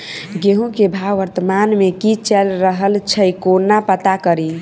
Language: Maithili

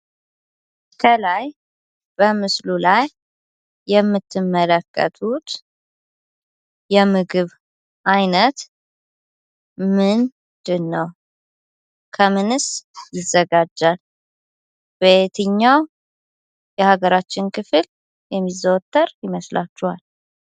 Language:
Amharic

